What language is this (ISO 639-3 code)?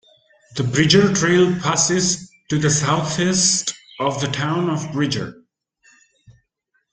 eng